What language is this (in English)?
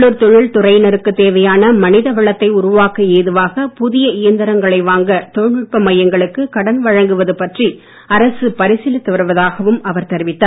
Tamil